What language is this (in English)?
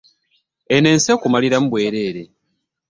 Ganda